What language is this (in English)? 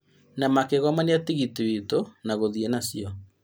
Kikuyu